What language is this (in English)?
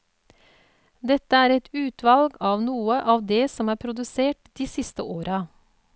Norwegian